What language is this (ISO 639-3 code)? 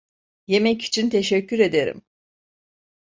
tur